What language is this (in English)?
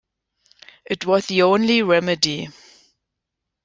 German